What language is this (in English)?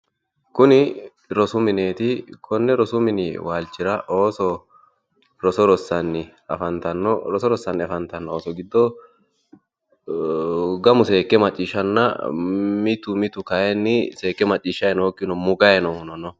Sidamo